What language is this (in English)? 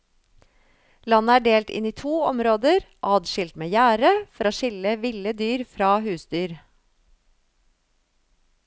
Norwegian